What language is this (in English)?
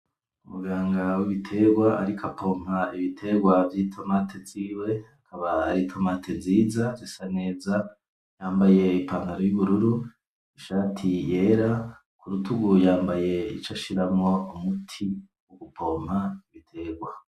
Rundi